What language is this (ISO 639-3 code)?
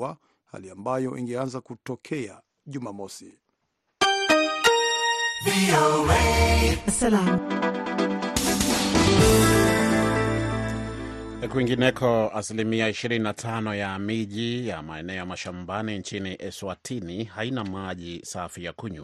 swa